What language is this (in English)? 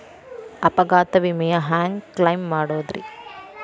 Kannada